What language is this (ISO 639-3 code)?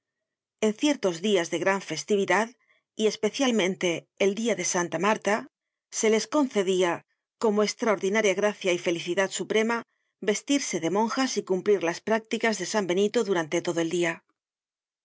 spa